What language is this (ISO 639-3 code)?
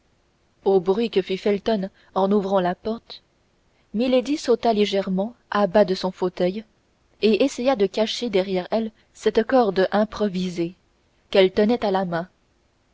fra